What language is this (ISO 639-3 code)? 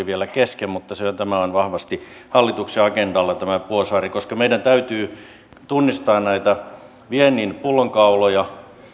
fin